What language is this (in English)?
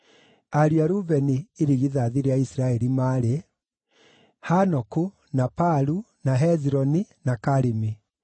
Kikuyu